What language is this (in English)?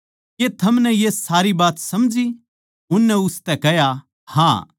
Haryanvi